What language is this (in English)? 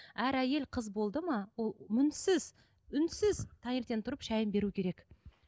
Kazakh